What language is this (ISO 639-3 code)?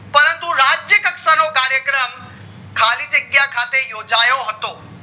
guj